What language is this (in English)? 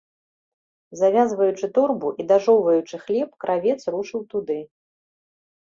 Belarusian